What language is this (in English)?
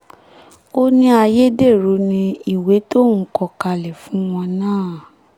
Yoruba